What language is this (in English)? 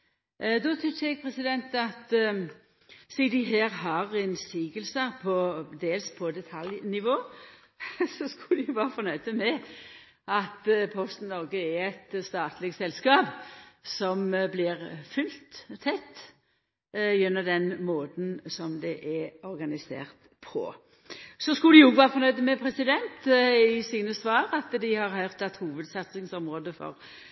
Norwegian Nynorsk